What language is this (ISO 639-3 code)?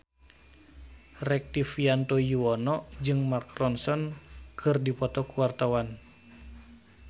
sun